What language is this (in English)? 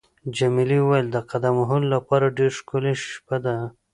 Pashto